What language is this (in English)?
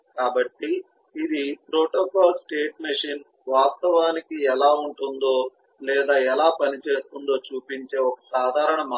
Telugu